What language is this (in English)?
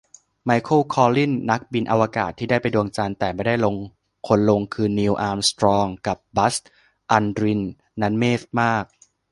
Thai